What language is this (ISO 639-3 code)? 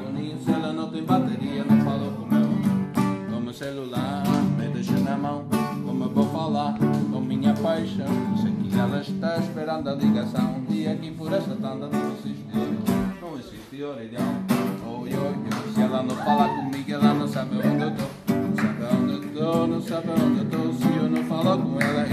por